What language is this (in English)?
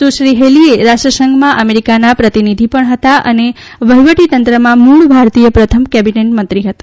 Gujarati